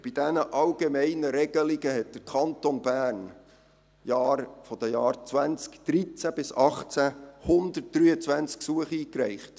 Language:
Swiss German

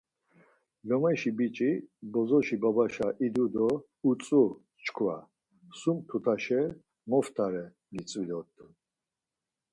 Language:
Laz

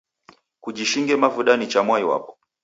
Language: Taita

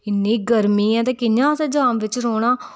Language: Dogri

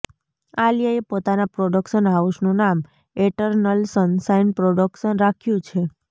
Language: Gujarati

